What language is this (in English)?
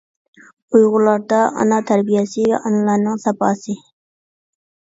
Uyghur